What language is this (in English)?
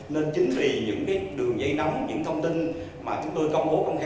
Vietnamese